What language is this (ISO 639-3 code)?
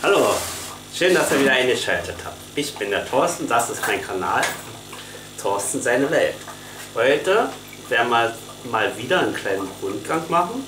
deu